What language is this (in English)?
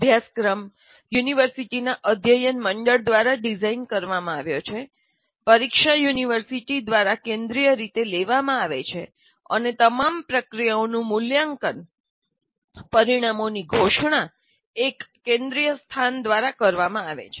Gujarati